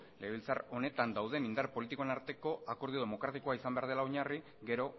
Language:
Basque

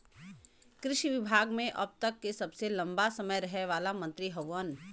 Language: Bhojpuri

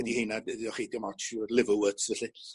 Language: Welsh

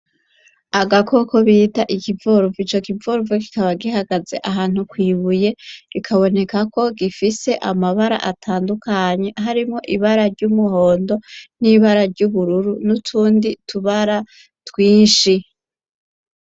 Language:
Rundi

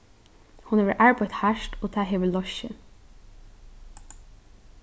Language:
Faroese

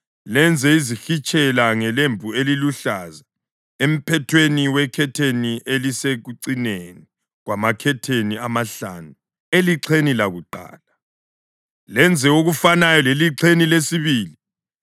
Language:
North Ndebele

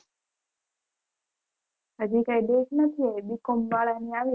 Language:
Gujarati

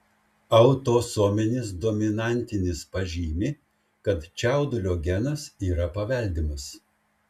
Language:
Lithuanian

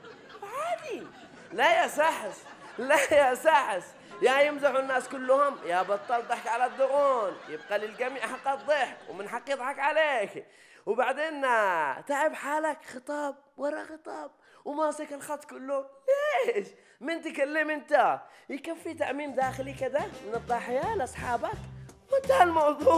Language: Arabic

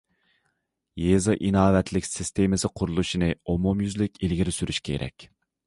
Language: Uyghur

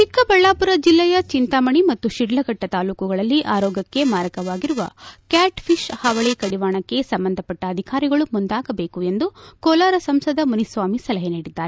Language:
Kannada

